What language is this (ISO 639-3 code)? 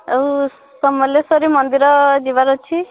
ori